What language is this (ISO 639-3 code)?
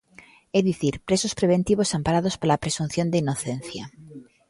glg